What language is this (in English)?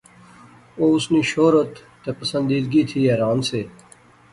Pahari-Potwari